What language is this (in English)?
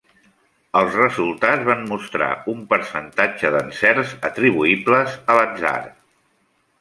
Catalan